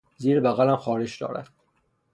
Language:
Persian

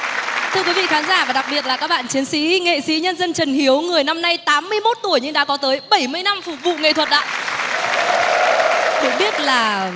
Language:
Vietnamese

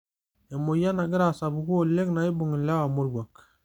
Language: Masai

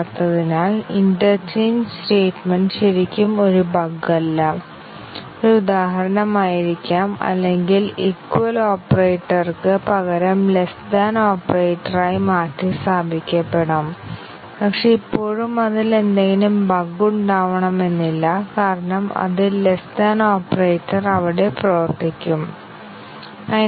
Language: Malayalam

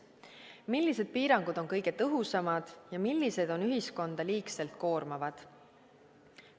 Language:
Estonian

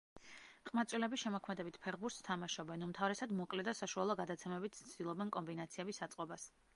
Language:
Georgian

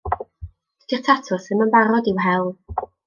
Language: Welsh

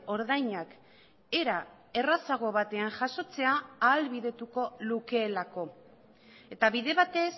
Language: Basque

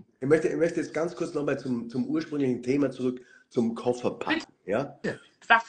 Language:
German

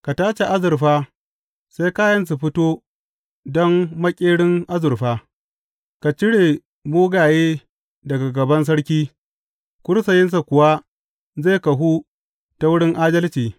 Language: Hausa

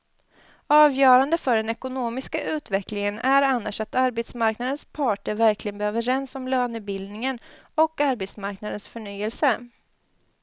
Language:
Swedish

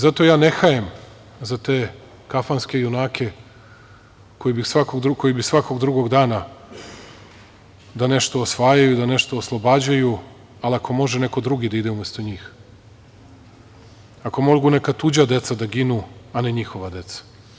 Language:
Serbian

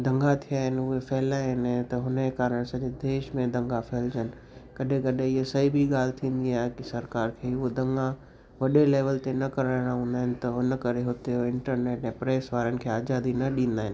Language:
Sindhi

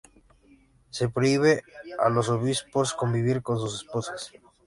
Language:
Spanish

